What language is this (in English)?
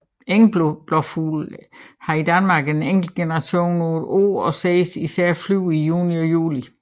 Danish